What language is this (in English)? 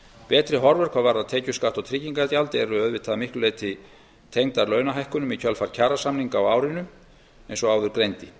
Icelandic